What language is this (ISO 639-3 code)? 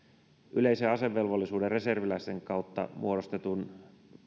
fin